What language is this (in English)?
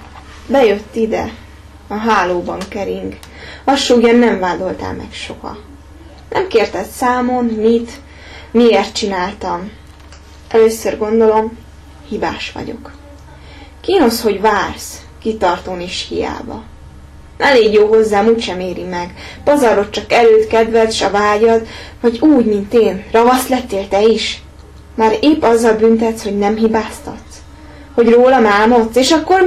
Hungarian